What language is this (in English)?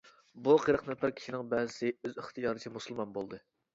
Uyghur